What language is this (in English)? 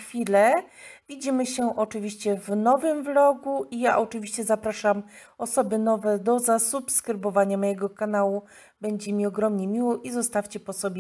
Polish